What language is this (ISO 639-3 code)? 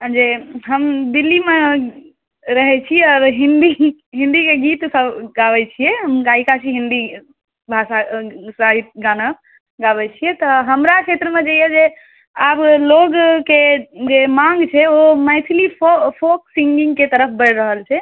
mai